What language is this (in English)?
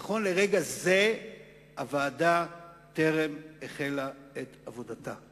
Hebrew